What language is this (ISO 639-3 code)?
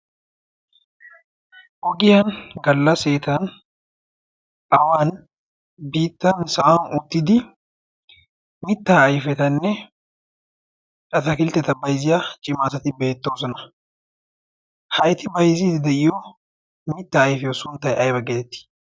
wal